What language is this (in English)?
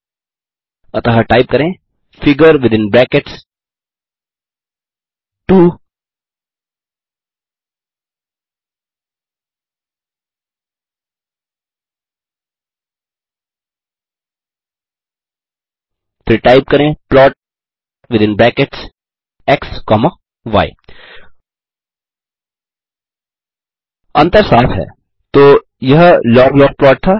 Hindi